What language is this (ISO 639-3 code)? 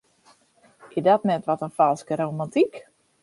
fry